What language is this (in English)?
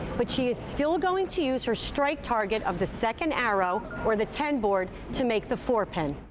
English